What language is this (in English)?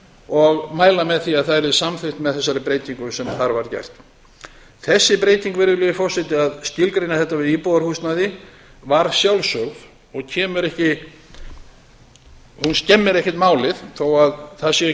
Icelandic